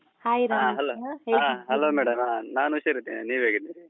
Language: Kannada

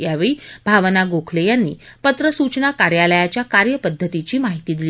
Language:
Marathi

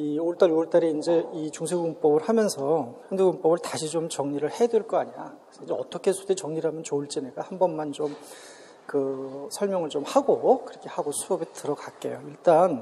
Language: Korean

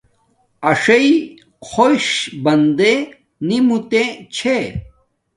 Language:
Domaaki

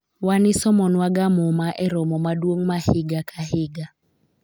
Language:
Luo (Kenya and Tanzania)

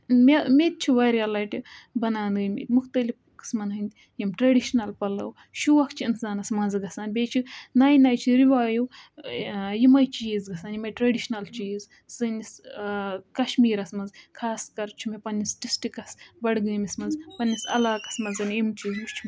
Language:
Kashmiri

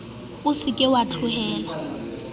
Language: Southern Sotho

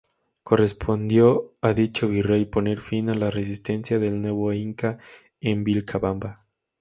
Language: Spanish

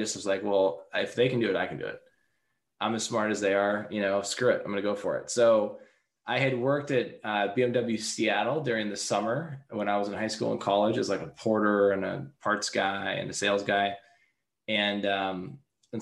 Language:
English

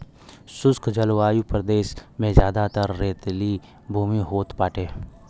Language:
Bhojpuri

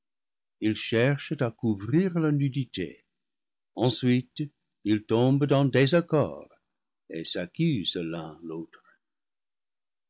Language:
French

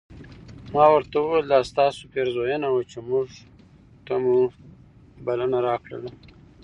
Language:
Pashto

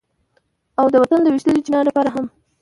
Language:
Pashto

